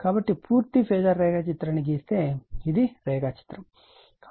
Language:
Telugu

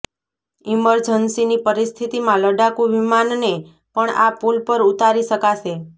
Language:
Gujarati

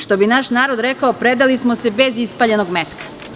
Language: Serbian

